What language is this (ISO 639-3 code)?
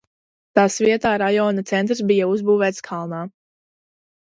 lav